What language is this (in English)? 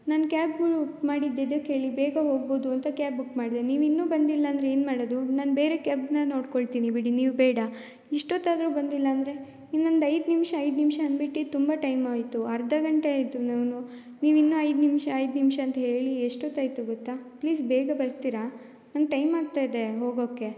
Kannada